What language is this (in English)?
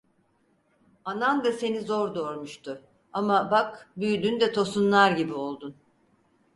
Turkish